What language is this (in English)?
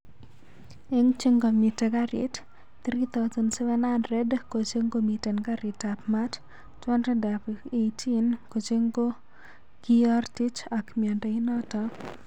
Kalenjin